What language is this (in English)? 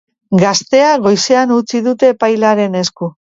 Basque